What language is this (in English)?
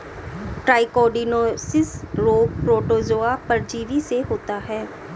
Hindi